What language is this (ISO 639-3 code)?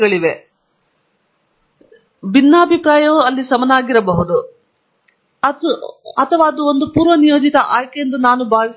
kan